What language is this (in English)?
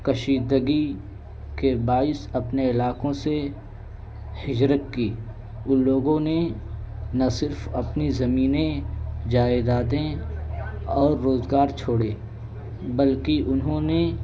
Urdu